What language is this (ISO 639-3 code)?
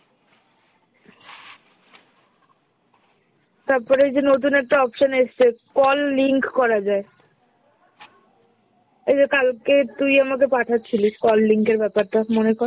ben